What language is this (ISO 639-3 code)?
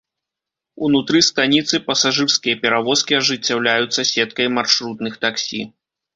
bel